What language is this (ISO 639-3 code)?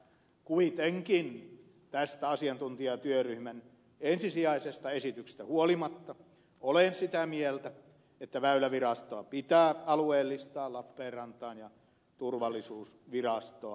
fin